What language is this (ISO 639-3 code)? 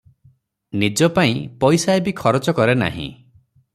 ori